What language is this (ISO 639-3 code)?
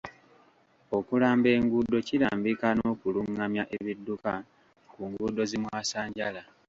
lug